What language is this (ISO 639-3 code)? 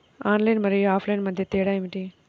tel